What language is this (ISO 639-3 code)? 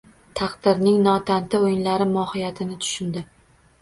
uzb